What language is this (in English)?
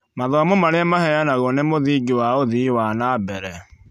Kikuyu